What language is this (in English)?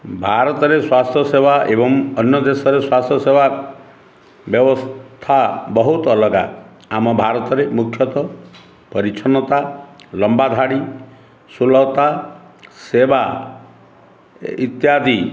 Odia